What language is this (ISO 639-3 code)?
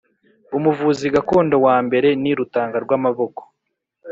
kin